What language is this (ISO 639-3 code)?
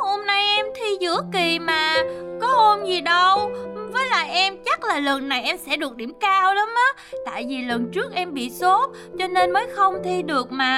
vie